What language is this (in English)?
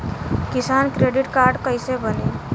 Bhojpuri